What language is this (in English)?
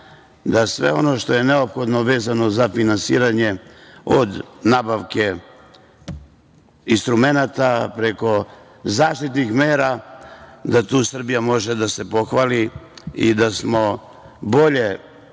Serbian